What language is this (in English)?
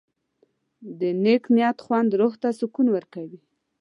Pashto